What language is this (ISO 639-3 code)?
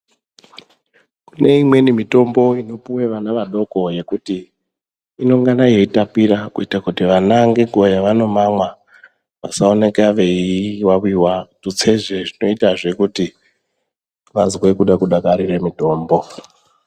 ndc